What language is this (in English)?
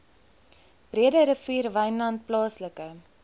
Afrikaans